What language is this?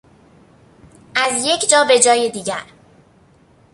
Persian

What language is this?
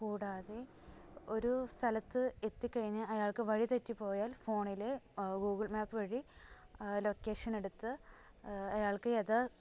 Malayalam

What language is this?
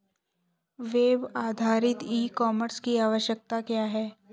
Hindi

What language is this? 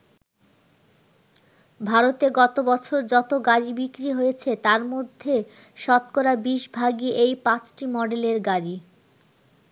Bangla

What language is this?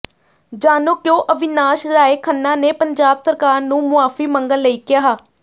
Punjabi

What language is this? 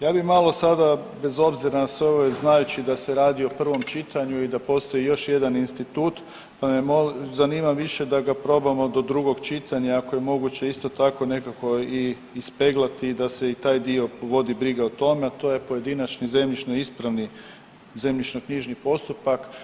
Croatian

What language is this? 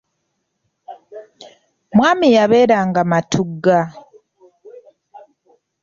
Ganda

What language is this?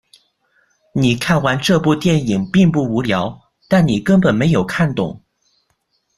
Chinese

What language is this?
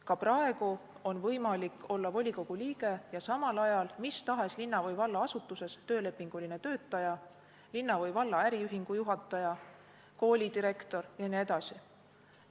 Estonian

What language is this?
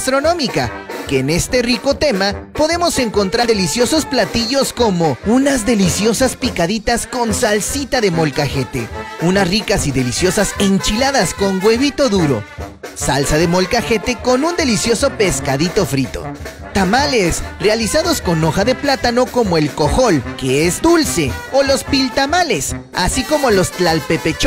Spanish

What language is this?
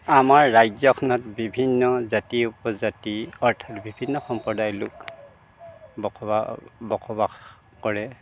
Assamese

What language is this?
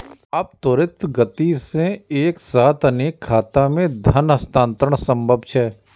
Maithili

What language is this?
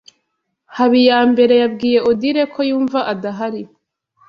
Kinyarwanda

